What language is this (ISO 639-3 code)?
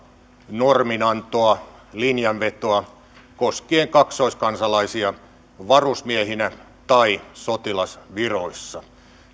fin